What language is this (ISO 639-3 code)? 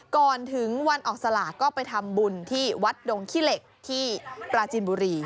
tha